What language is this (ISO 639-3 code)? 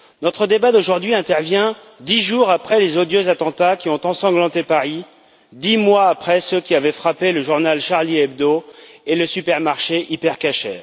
fra